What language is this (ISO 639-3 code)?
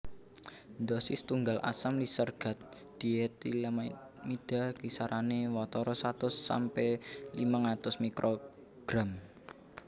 jav